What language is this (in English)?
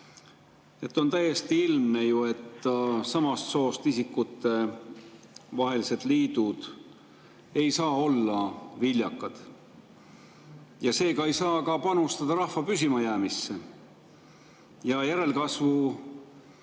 Estonian